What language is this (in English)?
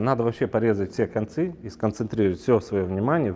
Russian